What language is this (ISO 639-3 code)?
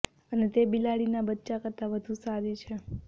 guj